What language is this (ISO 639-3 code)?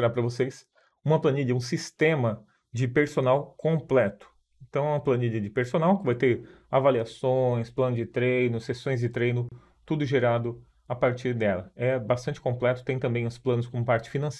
por